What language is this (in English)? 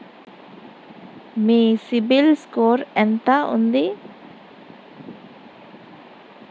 Telugu